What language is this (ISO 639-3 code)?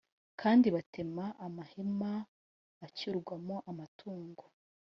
kin